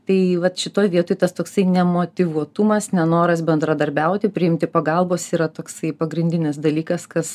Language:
Lithuanian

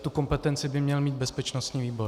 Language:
Czech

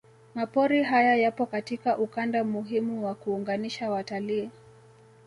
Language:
Swahili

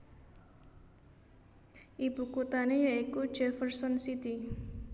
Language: Javanese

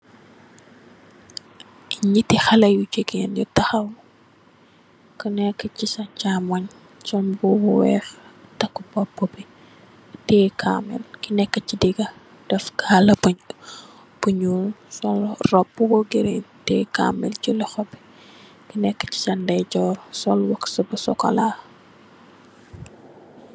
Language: Wolof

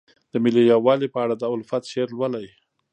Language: Pashto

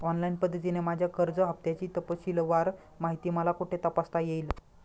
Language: Marathi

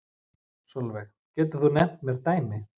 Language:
Icelandic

